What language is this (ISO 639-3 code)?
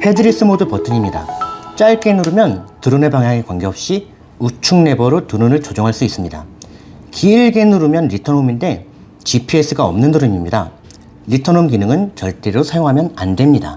kor